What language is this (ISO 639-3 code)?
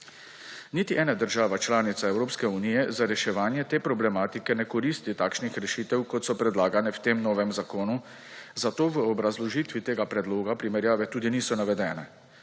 slv